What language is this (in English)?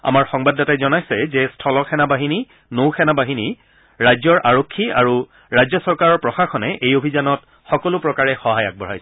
Assamese